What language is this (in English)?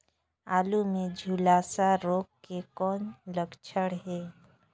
Chhattisgarhi